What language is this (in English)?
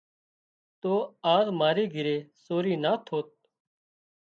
Wadiyara Koli